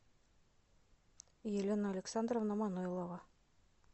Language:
Russian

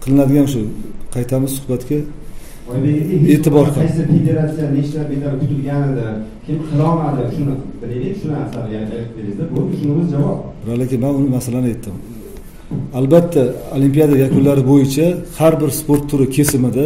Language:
Turkish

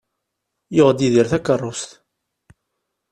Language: Kabyle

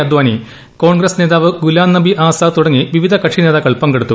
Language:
Malayalam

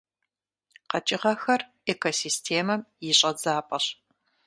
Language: Kabardian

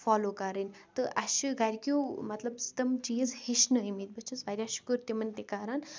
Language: Kashmiri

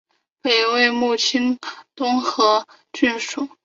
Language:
Chinese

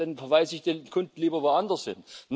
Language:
German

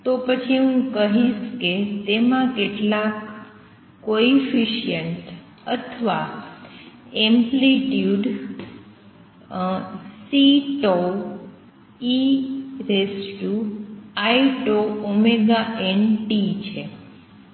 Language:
Gujarati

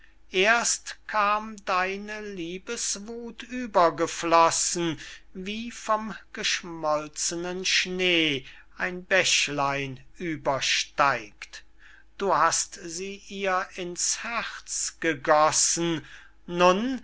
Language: German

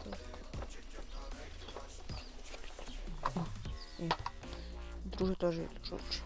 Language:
Ukrainian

